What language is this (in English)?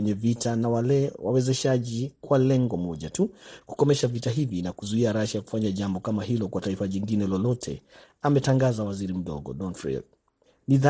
Swahili